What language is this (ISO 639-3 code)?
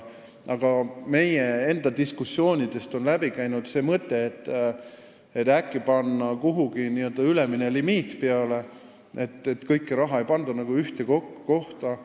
est